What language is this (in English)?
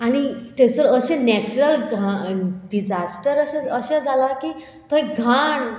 Konkani